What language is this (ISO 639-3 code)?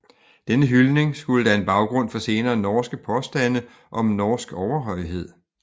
dan